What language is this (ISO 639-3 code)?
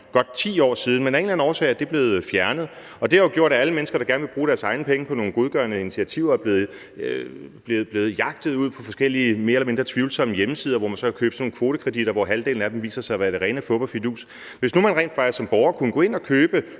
dan